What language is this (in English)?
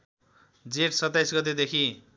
Nepali